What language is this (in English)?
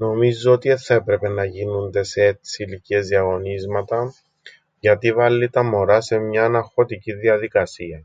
Greek